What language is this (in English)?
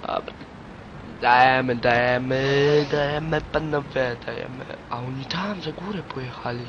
Polish